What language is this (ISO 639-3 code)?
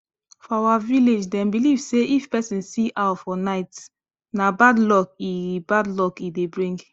pcm